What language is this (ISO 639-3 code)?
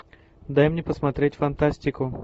rus